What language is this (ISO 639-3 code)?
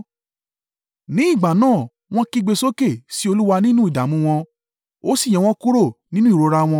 yor